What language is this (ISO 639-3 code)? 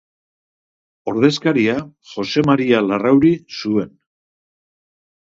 eus